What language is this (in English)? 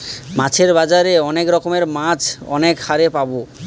Bangla